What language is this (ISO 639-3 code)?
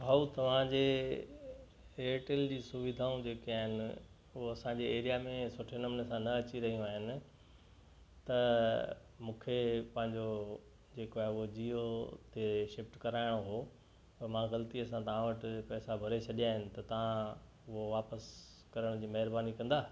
snd